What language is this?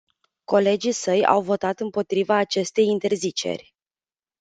Romanian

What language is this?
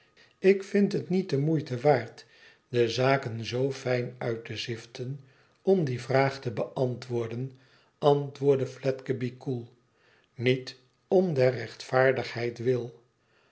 Dutch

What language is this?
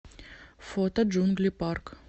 Russian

